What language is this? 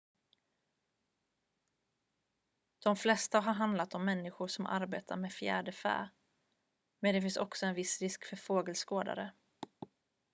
Swedish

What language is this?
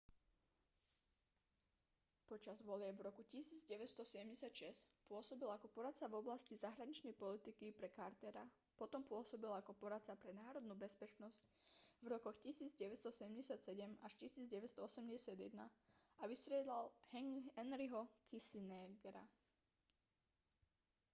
Slovak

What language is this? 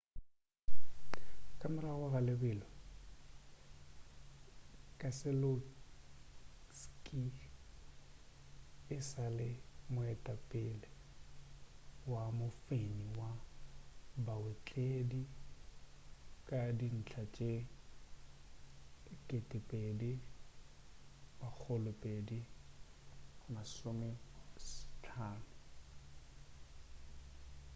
Northern Sotho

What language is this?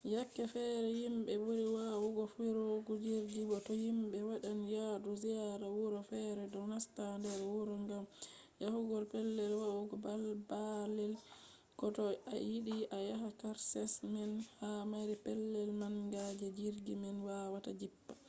Fula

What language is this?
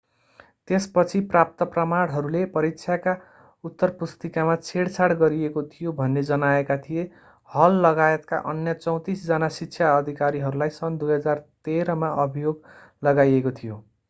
Nepali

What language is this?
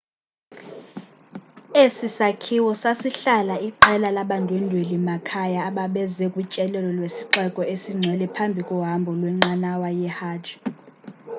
Xhosa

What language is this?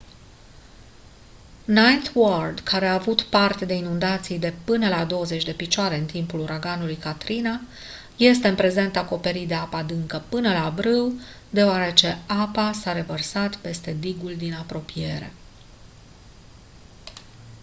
Romanian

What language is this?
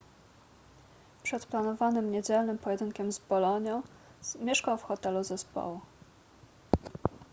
Polish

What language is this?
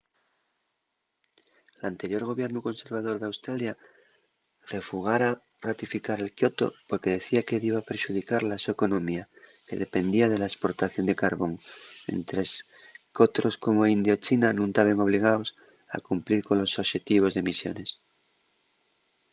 Asturian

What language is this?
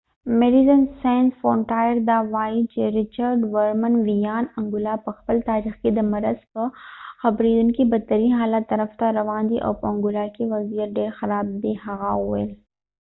Pashto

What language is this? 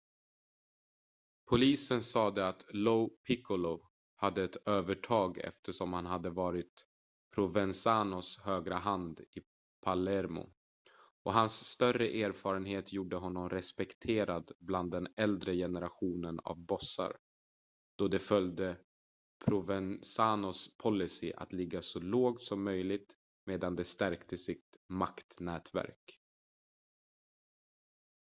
Swedish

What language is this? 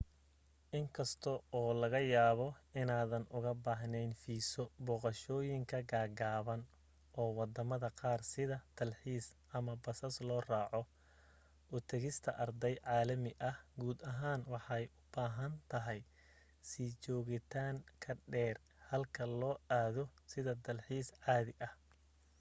Somali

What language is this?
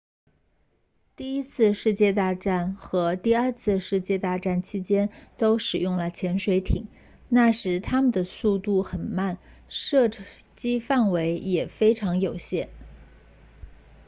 Chinese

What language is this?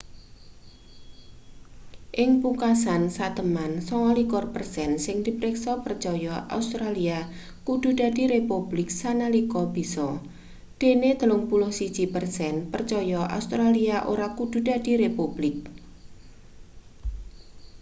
Javanese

